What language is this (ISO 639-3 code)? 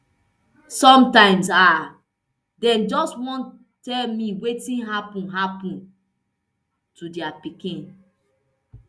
pcm